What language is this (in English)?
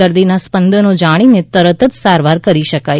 Gujarati